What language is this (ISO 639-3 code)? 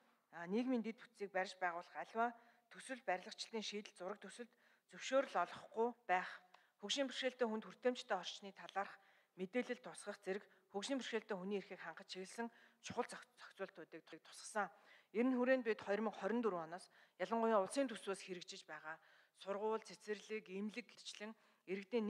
ara